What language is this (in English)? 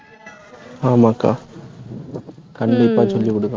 Tamil